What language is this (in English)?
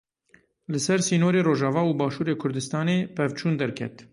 Kurdish